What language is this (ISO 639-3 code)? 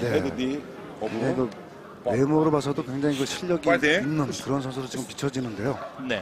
kor